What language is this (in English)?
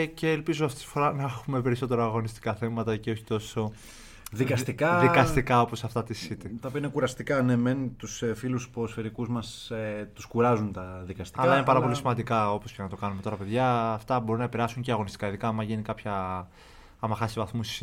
Greek